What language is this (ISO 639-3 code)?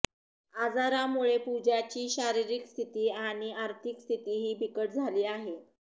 mar